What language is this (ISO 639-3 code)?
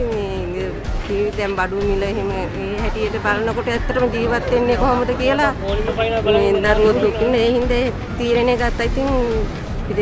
tha